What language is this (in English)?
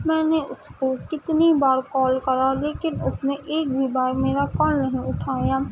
Urdu